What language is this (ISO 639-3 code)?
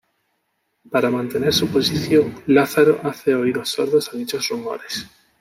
spa